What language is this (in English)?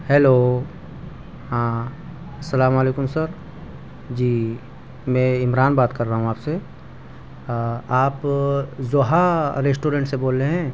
Urdu